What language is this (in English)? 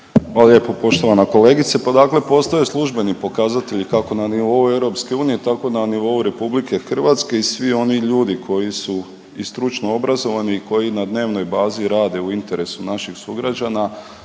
Croatian